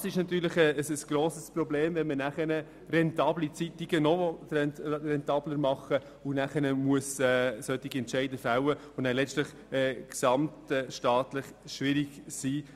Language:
Swiss German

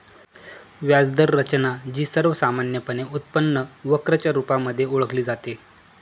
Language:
Marathi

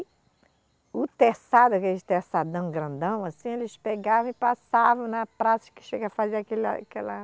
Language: Portuguese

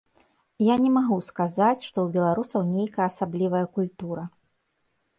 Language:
Belarusian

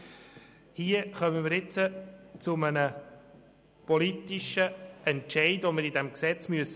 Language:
Swiss German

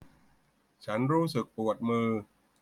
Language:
Thai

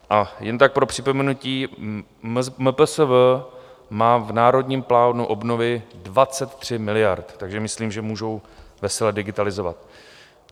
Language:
Czech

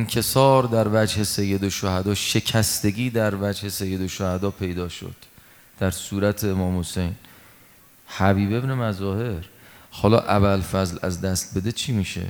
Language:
Persian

